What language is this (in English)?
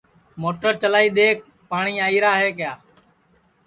Sansi